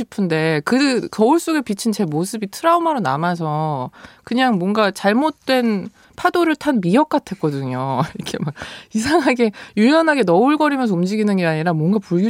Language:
Korean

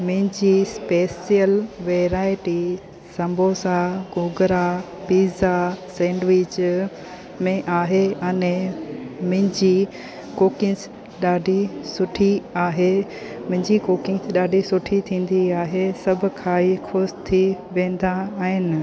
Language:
Sindhi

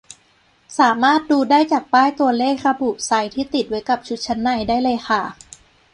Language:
Thai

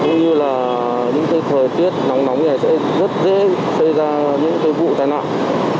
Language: Vietnamese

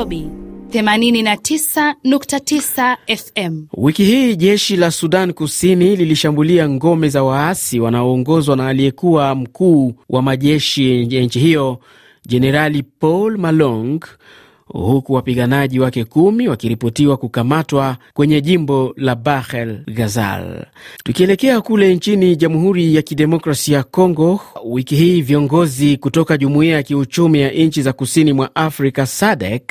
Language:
Swahili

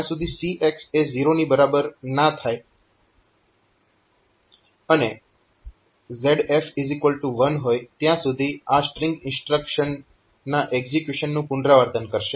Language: Gujarati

